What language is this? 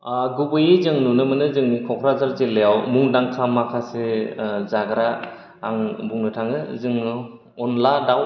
Bodo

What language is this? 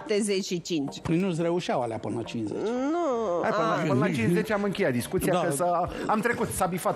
Romanian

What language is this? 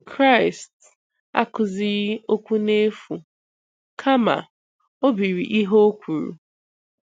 Igbo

